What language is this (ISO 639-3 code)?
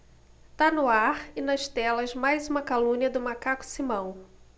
por